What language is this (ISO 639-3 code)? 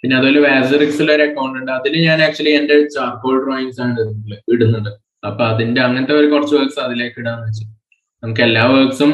mal